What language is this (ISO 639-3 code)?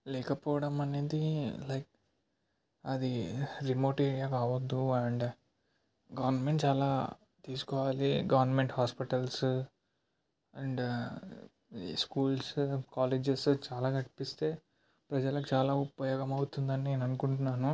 tel